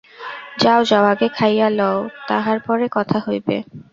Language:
Bangla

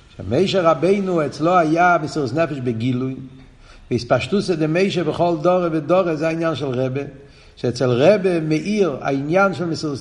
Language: Hebrew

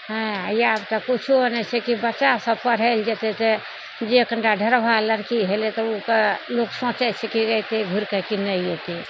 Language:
Maithili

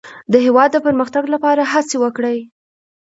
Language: Pashto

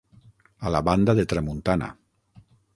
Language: Catalan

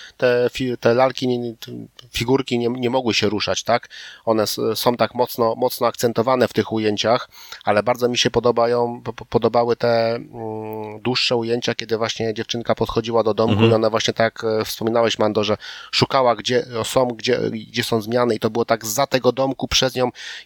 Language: Polish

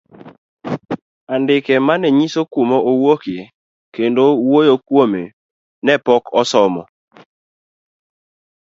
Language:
Luo (Kenya and Tanzania)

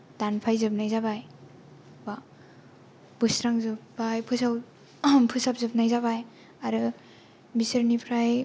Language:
Bodo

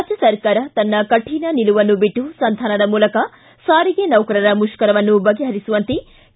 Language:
Kannada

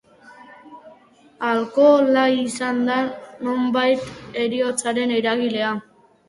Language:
Basque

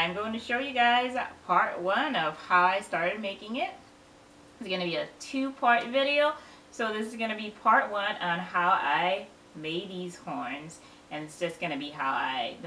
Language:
English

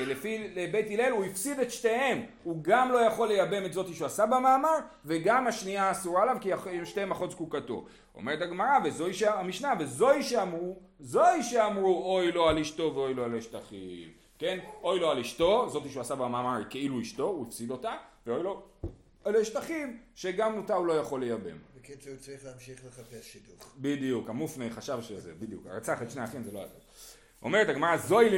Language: Hebrew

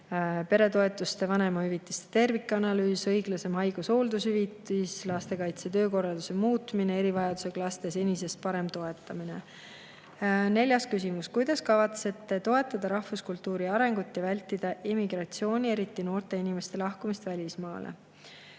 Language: Estonian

